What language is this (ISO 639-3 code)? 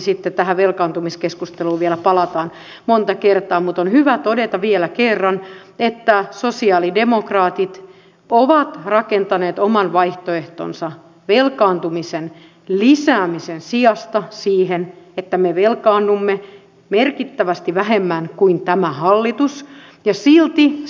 fin